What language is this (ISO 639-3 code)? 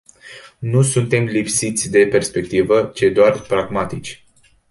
ron